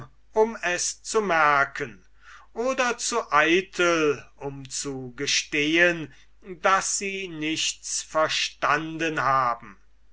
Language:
German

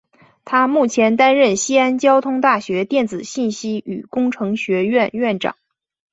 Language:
Chinese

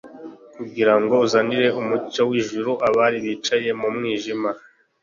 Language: Kinyarwanda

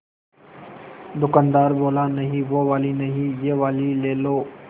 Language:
Hindi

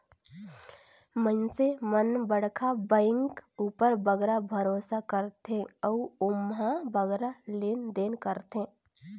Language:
Chhattisgarhi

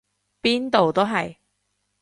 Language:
Cantonese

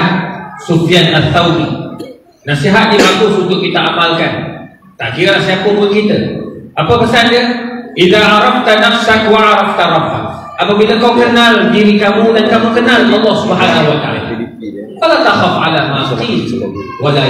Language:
Malay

